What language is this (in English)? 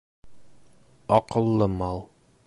Bashkir